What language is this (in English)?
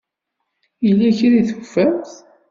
Kabyle